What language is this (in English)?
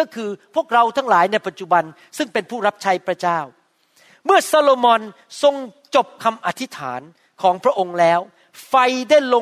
Thai